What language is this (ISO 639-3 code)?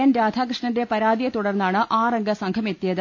mal